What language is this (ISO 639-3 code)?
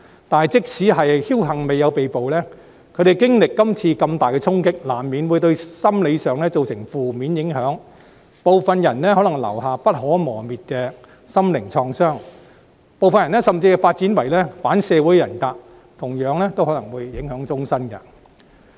yue